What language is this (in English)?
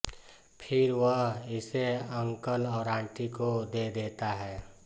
Hindi